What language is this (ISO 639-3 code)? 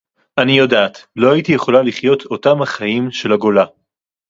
heb